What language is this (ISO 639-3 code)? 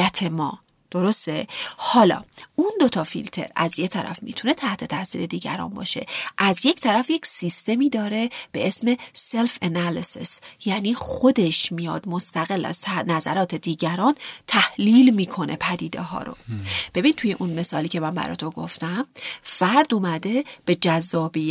fas